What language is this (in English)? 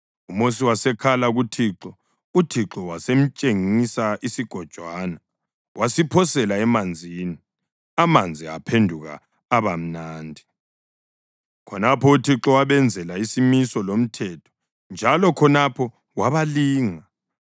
North Ndebele